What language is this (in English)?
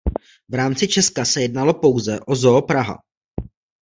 Czech